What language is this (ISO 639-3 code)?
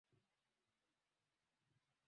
swa